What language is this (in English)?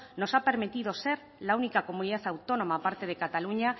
Spanish